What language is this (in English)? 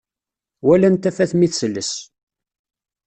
Kabyle